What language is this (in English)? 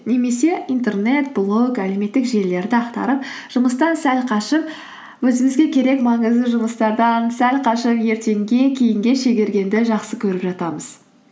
Kazakh